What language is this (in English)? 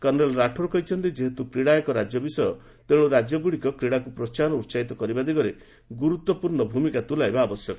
Odia